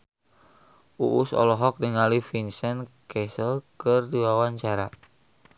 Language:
Sundanese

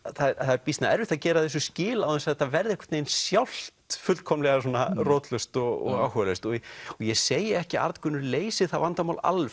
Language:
Icelandic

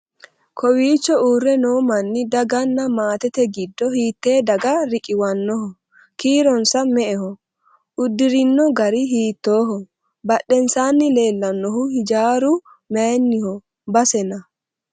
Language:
Sidamo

